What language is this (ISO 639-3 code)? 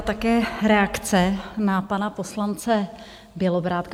ces